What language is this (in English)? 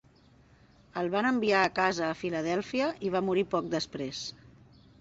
Catalan